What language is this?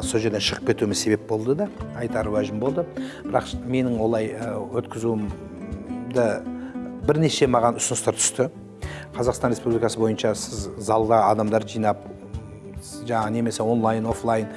Turkish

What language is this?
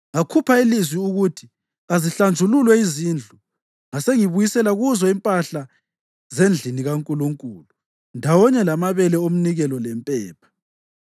North Ndebele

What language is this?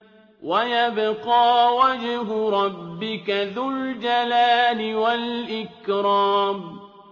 Arabic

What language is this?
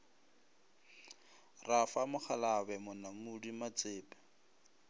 Northern Sotho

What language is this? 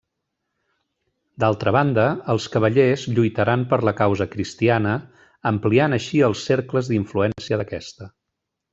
Catalan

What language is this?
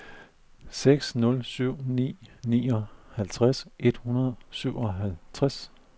Danish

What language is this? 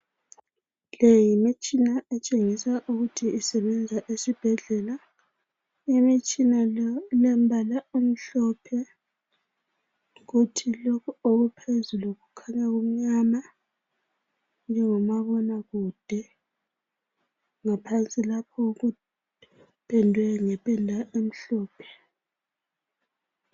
North Ndebele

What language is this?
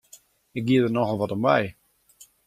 Western Frisian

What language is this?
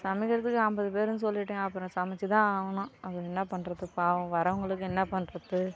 Tamil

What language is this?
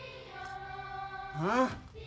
Japanese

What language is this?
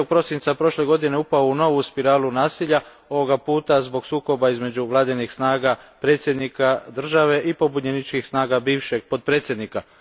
Croatian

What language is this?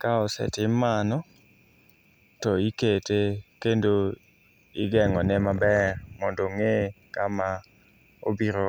Luo (Kenya and Tanzania)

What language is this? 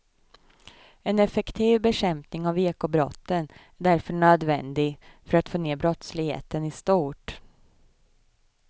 Swedish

